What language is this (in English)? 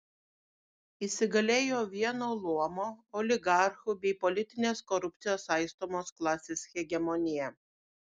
Lithuanian